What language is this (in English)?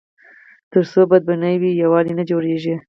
Pashto